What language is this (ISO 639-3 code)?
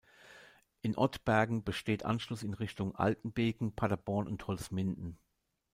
deu